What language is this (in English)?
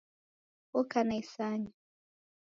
Taita